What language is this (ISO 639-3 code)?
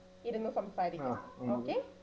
mal